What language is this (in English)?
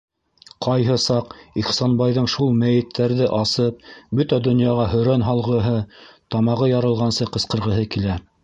Bashkir